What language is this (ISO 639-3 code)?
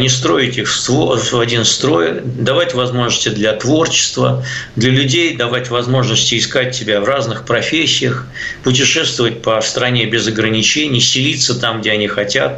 rus